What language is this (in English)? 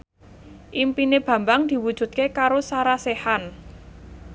Javanese